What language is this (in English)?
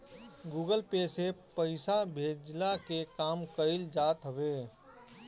Bhojpuri